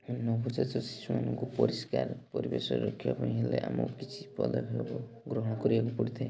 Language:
Odia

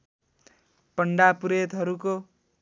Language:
Nepali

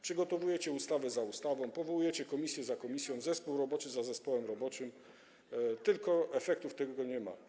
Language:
Polish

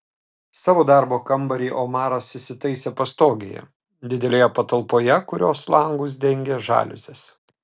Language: Lithuanian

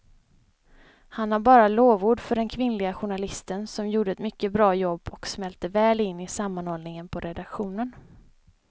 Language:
Swedish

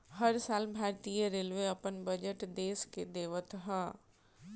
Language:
Bhojpuri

